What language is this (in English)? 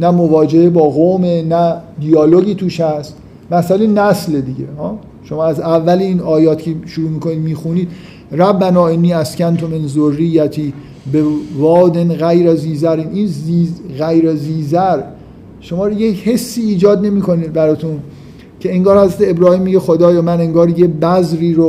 Persian